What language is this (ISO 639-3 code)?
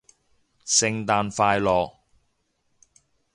yue